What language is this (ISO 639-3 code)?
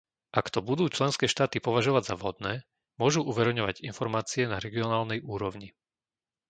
slk